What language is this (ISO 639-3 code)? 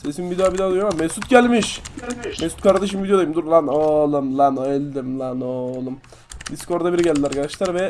tur